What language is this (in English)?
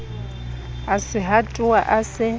Southern Sotho